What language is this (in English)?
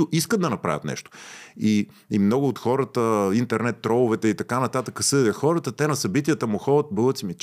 Bulgarian